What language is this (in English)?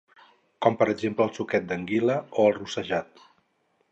Catalan